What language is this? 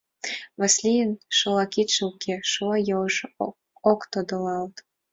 Mari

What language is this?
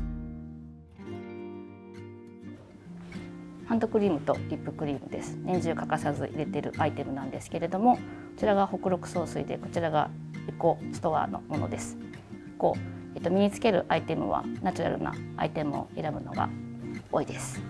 Japanese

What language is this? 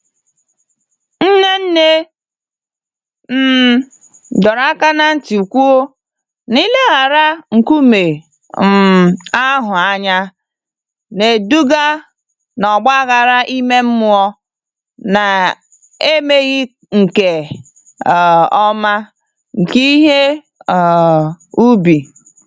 Igbo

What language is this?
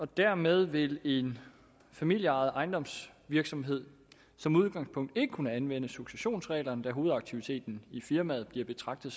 Danish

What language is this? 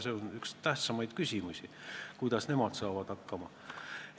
Estonian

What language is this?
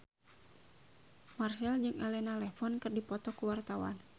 Sundanese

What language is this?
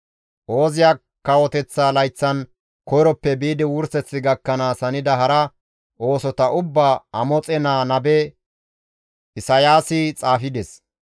Gamo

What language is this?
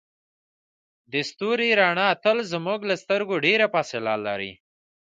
Pashto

